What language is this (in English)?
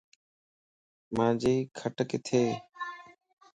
Lasi